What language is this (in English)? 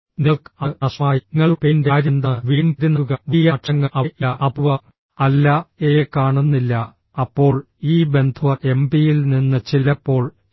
Malayalam